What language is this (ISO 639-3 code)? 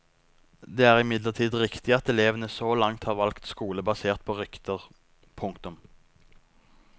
nor